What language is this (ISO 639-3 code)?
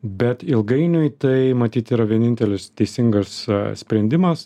lit